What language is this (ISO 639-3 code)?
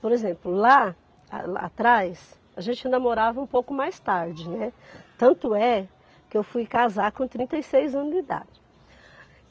por